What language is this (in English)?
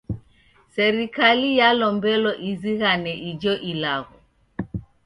Taita